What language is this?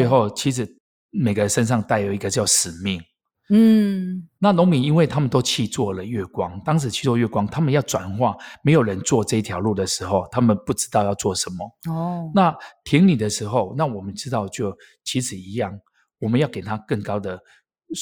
Chinese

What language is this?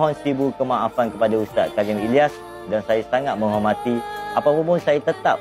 Malay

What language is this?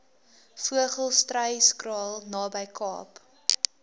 Afrikaans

